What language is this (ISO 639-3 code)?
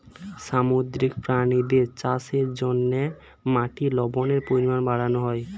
ben